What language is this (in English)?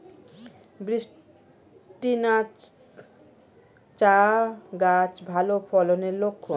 Bangla